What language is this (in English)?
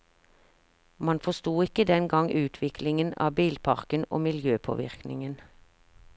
Norwegian